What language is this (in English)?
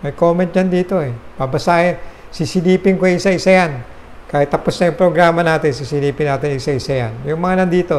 Filipino